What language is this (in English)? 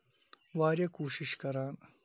Kashmiri